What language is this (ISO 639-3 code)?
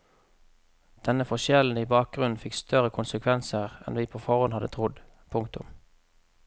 nor